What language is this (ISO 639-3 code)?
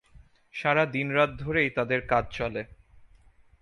ben